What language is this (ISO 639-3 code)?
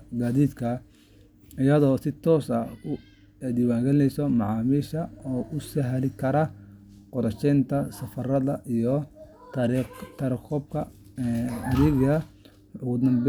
som